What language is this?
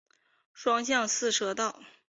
Chinese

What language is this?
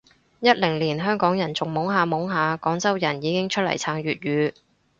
Cantonese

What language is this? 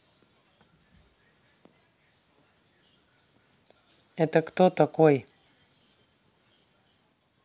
Russian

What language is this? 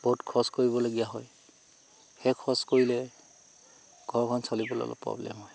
Assamese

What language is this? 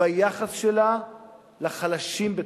Hebrew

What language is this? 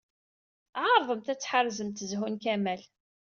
Kabyle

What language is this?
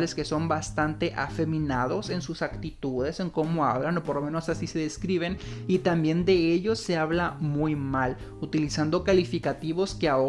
Spanish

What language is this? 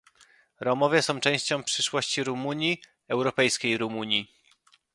Polish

